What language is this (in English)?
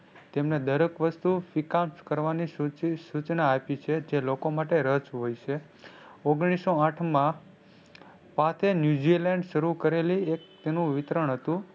Gujarati